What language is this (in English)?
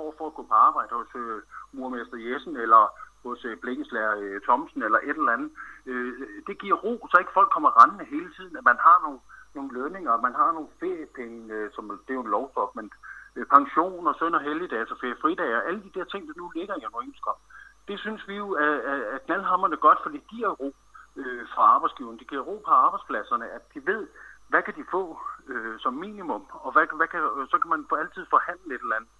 Danish